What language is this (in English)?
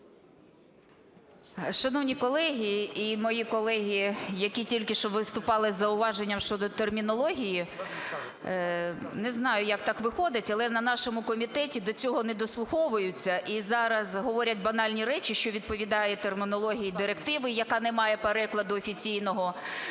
Ukrainian